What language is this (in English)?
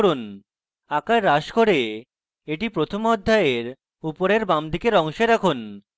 Bangla